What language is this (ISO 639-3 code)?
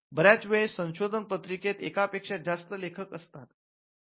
mar